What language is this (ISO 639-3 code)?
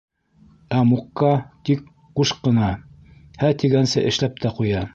bak